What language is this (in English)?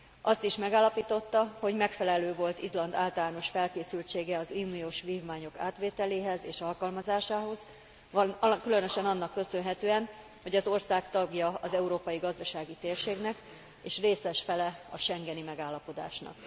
Hungarian